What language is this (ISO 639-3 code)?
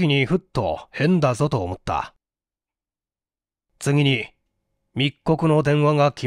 jpn